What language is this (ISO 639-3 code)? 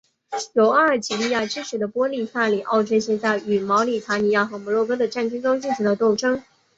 zho